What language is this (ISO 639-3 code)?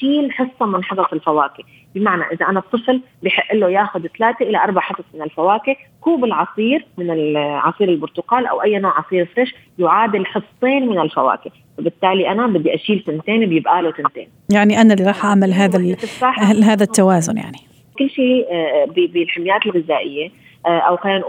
ara